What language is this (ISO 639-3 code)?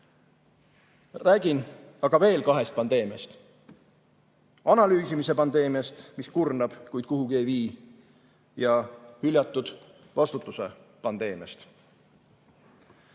est